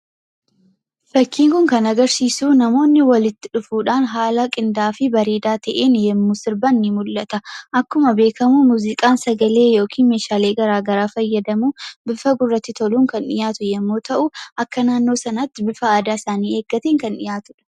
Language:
Oromo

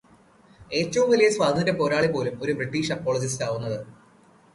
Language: Malayalam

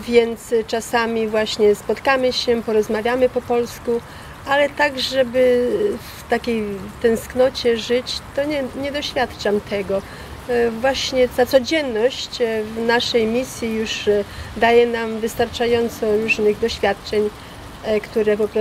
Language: Polish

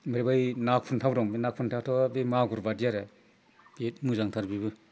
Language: Bodo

